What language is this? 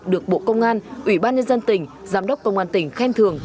Vietnamese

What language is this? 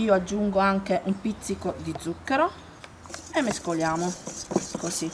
Italian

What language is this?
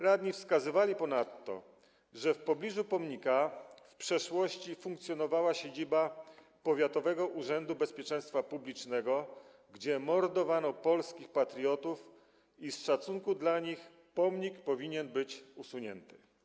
Polish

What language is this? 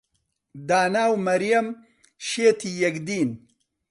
Central Kurdish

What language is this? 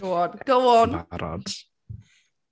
Welsh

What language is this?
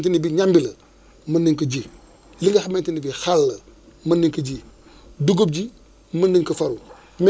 Wolof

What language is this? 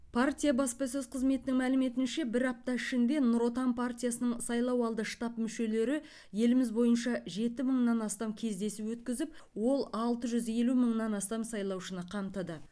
Kazakh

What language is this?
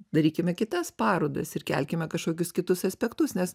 Lithuanian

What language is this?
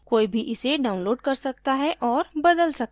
Hindi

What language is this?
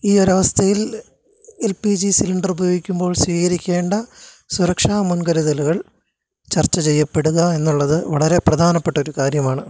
Malayalam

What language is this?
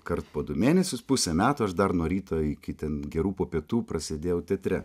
Lithuanian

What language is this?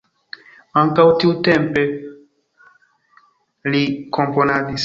Esperanto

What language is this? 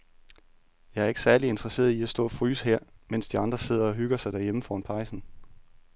Danish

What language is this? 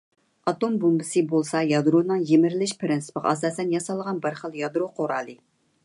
Uyghur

